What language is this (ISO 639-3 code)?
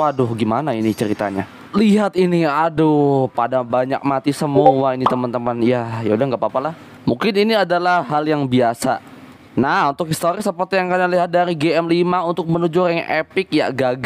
ind